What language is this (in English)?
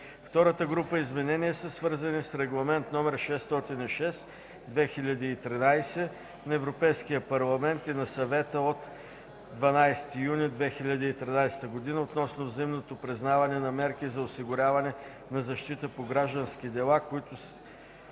Bulgarian